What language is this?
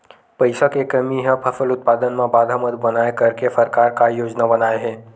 Chhattisgarhi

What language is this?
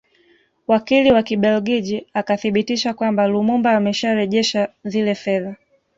Swahili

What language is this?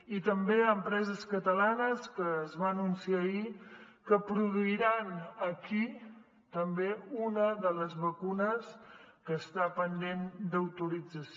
Catalan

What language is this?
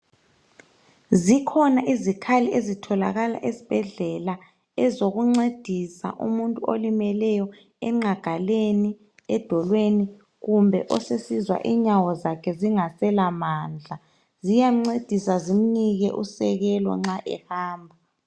North Ndebele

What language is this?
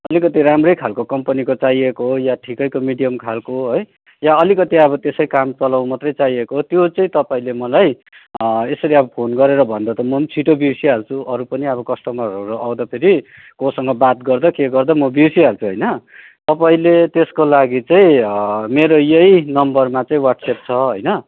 Nepali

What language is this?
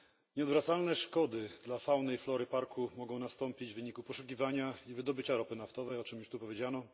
Polish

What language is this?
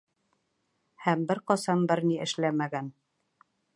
Bashkir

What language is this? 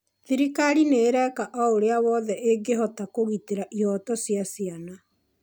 Kikuyu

